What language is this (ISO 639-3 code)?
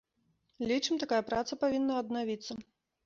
bel